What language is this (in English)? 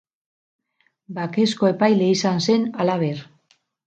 Basque